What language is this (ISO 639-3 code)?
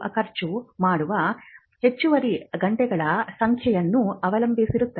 kan